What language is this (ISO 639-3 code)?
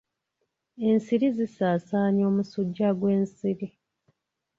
lug